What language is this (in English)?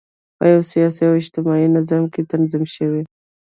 Pashto